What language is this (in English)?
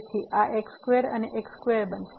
Gujarati